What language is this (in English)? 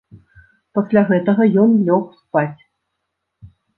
Belarusian